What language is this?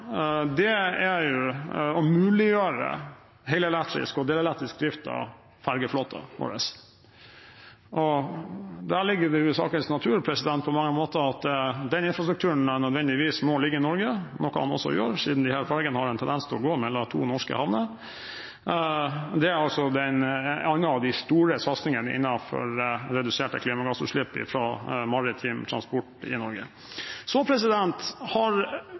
Norwegian Bokmål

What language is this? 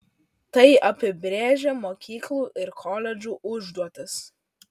Lithuanian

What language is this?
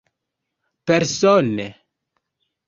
Esperanto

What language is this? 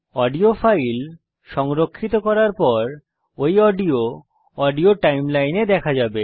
Bangla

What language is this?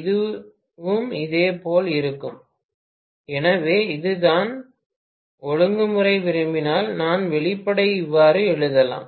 Tamil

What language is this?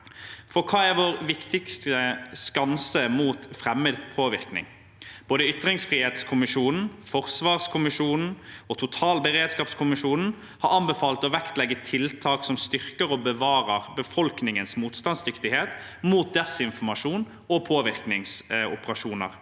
Norwegian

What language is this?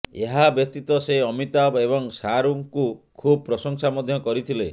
Odia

